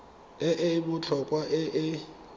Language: Tswana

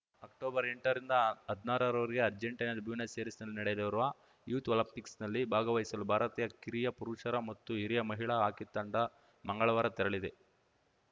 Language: Kannada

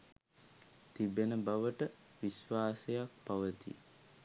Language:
Sinhala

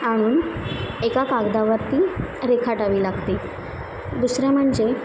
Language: Marathi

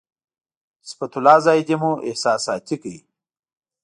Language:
Pashto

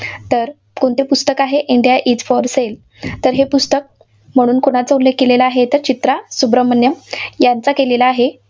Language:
Marathi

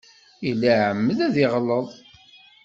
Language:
Kabyle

